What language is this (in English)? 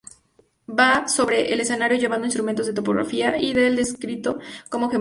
Spanish